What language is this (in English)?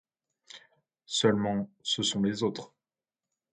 French